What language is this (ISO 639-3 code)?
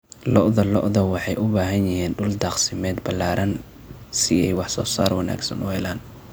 som